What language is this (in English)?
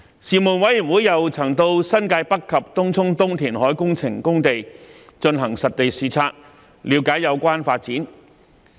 Cantonese